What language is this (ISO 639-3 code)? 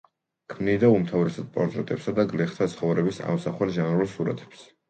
kat